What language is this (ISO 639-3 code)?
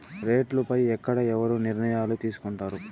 tel